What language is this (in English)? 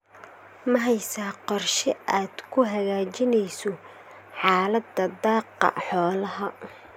Somali